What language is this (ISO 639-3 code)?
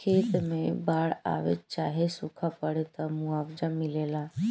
bho